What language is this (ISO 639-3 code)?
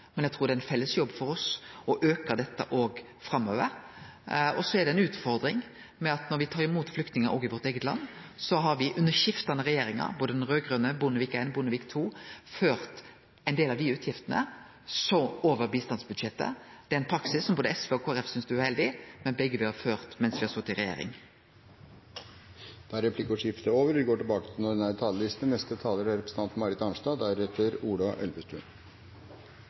nor